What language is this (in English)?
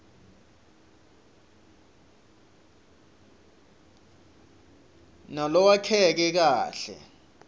Swati